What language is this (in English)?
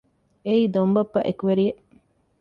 Divehi